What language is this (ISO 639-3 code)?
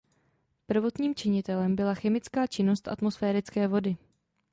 ces